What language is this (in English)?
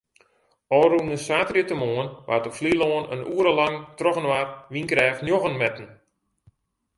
Western Frisian